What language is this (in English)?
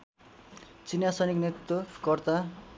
Nepali